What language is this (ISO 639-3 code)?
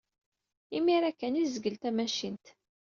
kab